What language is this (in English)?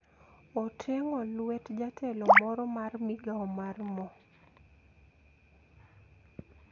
Luo (Kenya and Tanzania)